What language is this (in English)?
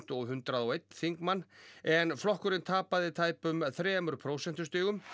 Icelandic